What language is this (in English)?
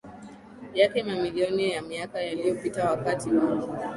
Swahili